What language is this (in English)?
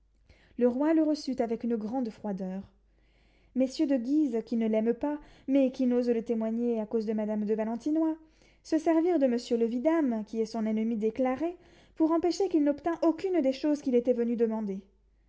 French